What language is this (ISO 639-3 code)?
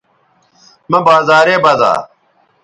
btv